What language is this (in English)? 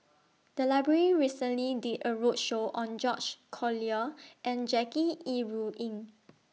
English